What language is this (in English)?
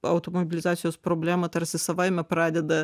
Lithuanian